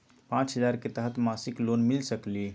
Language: Magahi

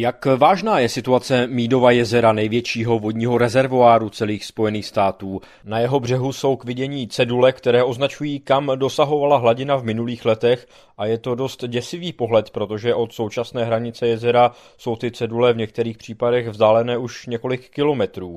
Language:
Czech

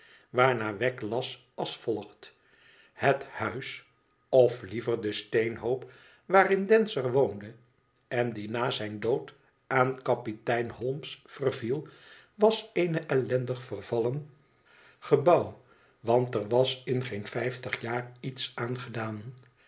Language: Dutch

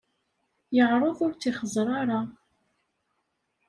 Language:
Kabyle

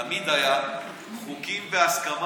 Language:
Hebrew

